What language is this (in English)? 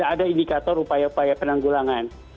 Indonesian